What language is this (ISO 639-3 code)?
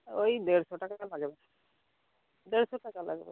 ben